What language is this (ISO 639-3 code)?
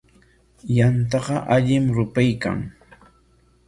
qwa